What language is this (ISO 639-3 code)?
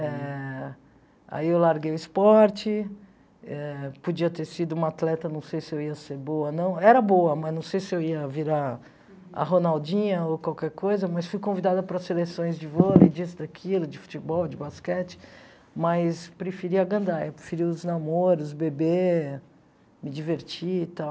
por